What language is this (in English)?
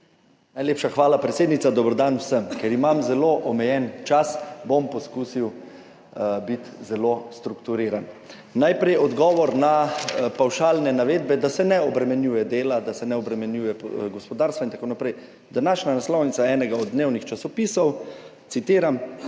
Slovenian